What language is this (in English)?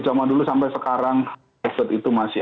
Indonesian